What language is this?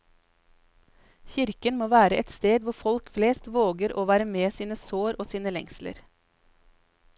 Norwegian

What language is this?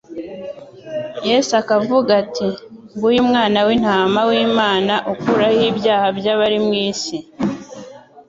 Kinyarwanda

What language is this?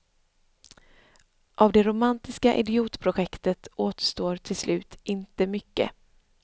Swedish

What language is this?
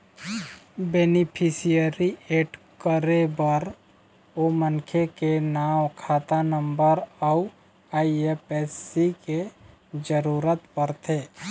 Chhattisgarhi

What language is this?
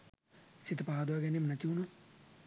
Sinhala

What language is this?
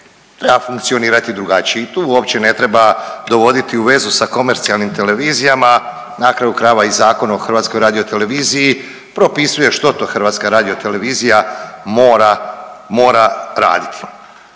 Croatian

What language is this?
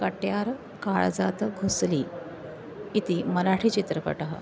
Sanskrit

